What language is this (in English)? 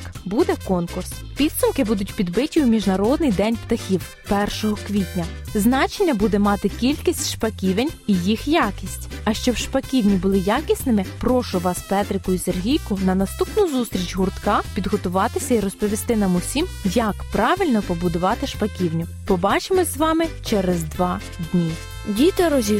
Ukrainian